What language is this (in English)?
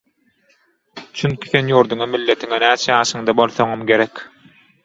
Turkmen